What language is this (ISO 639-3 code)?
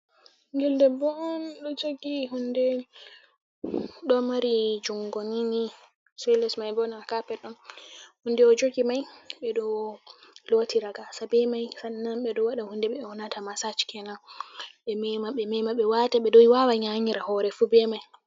ful